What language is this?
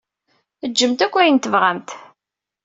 Kabyle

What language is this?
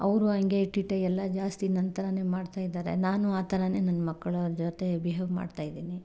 Kannada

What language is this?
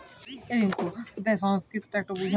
Bangla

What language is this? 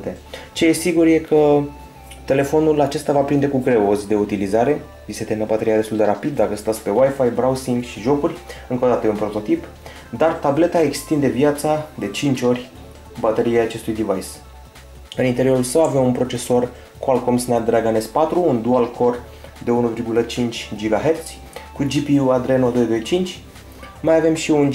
Romanian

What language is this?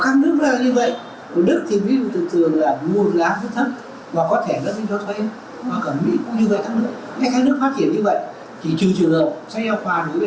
Vietnamese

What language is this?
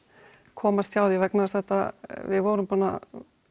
Icelandic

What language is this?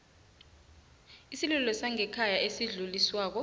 South Ndebele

